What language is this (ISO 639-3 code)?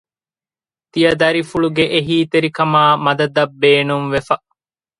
div